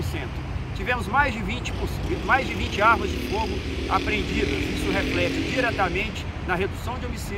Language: Portuguese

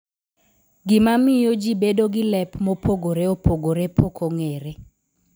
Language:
Luo (Kenya and Tanzania)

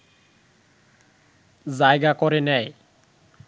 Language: Bangla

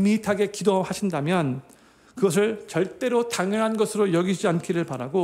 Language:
Korean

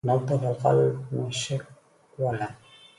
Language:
Arabic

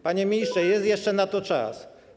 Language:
Polish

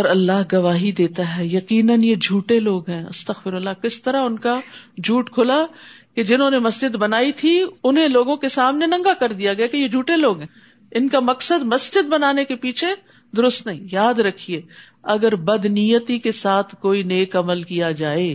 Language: Urdu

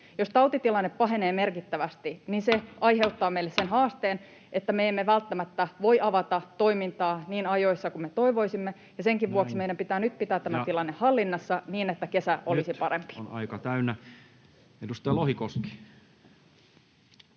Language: Finnish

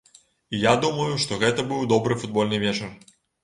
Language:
Belarusian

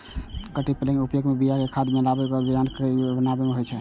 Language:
Maithili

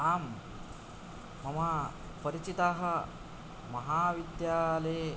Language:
Sanskrit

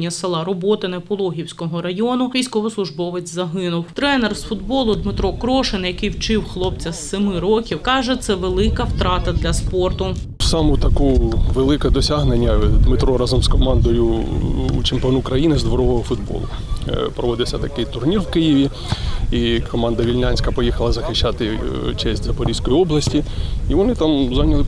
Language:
Ukrainian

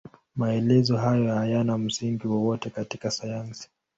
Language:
Swahili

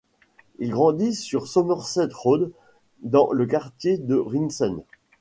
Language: French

